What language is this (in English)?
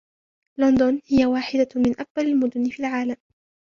Arabic